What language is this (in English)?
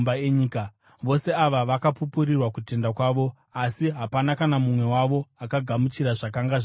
Shona